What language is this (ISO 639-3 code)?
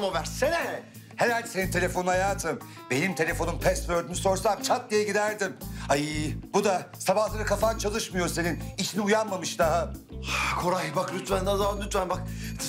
tur